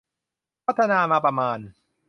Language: Thai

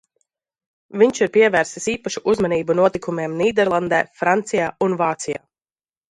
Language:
Latvian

